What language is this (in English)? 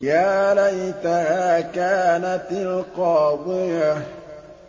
Arabic